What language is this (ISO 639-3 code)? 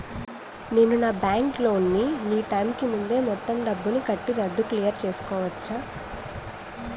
tel